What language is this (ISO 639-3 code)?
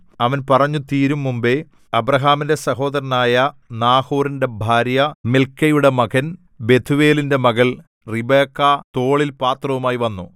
mal